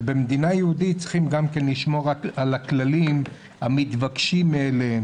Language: Hebrew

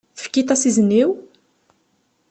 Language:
Kabyle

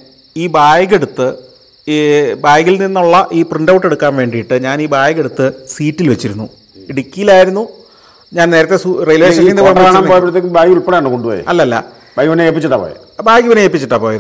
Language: Malayalam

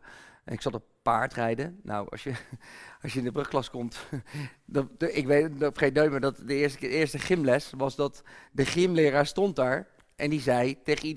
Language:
Dutch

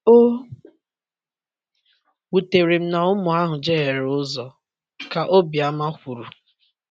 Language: Igbo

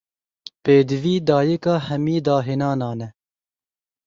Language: Kurdish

